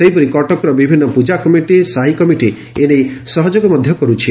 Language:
Odia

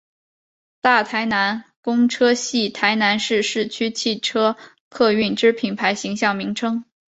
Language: Chinese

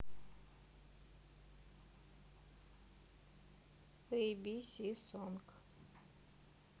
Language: Russian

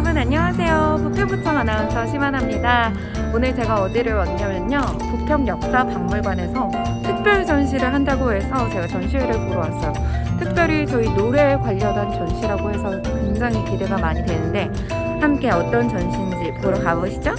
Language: Korean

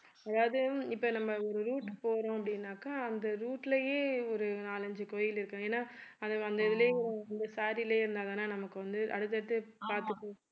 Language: Tamil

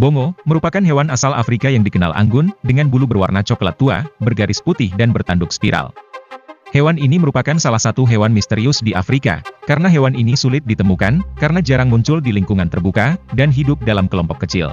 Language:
Indonesian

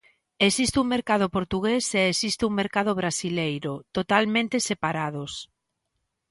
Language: Galician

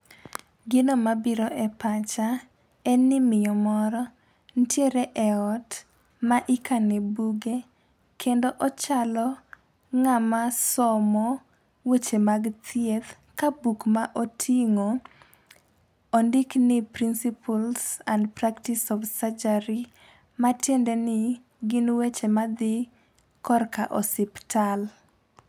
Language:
Luo (Kenya and Tanzania)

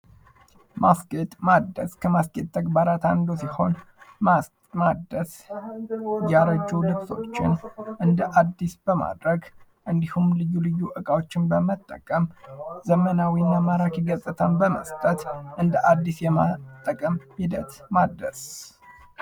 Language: Amharic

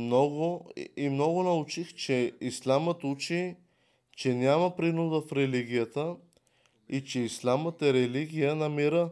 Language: Bulgarian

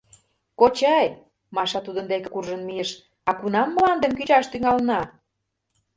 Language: Mari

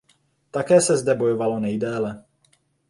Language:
Czech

